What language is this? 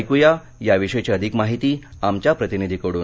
Marathi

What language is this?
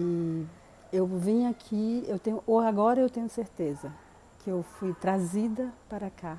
Portuguese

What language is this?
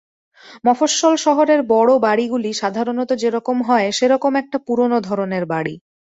Bangla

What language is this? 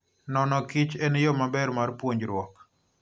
Luo (Kenya and Tanzania)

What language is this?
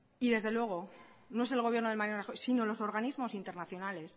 Spanish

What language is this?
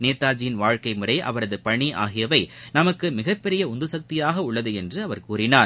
Tamil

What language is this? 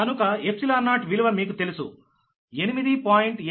Telugu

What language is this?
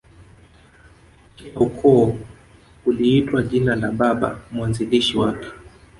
Swahili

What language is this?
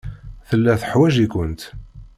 Kabyle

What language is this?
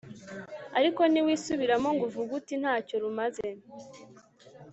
Kinyarwanda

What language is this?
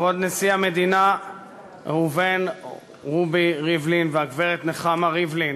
Hebrew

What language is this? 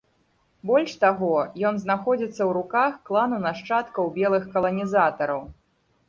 Belarusian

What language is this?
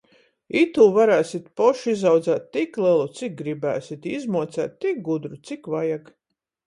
Latgalian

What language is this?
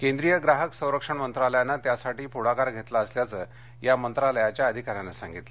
Marathi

